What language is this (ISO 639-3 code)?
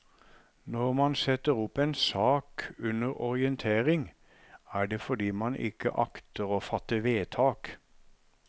nor